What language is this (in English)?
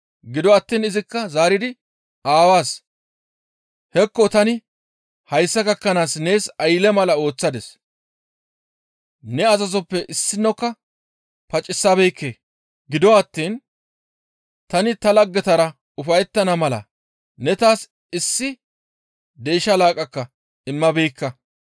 Gamo